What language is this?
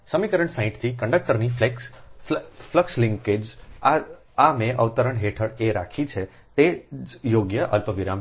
Gujarati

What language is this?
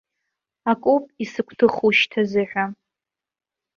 Abkhazian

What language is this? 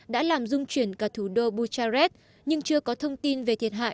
Vietnamese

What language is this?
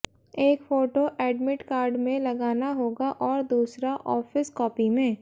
Hindi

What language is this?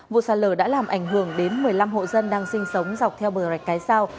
Vietnamese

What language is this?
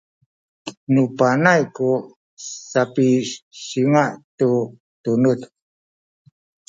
Sakizaya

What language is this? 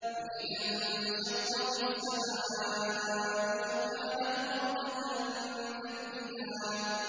Arabic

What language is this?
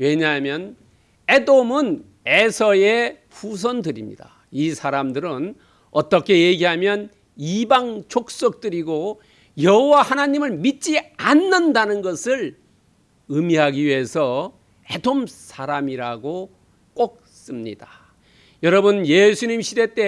Korean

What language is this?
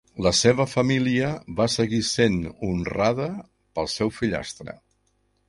Catalan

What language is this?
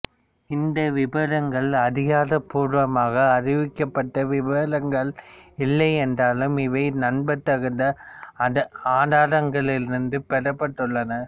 Tamil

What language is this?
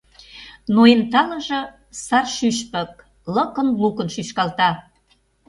Mari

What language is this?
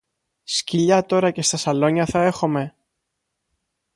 Greek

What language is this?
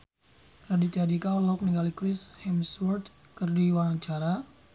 Sundanese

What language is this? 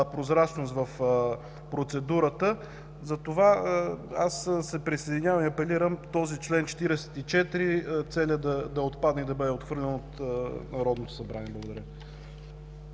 Bulgarian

